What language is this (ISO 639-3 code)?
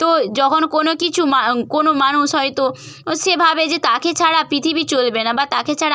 ben